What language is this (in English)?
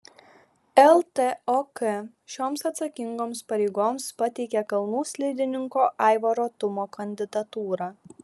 Lithuanian